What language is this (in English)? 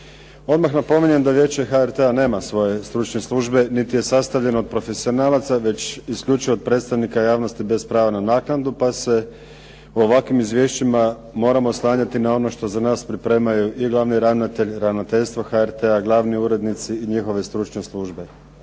Croatian